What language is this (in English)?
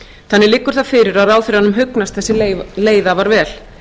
Icelandic